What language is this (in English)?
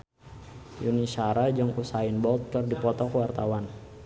Sundanese